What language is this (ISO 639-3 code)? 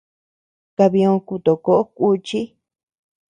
cux